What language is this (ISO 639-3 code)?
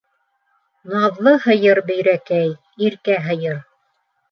bak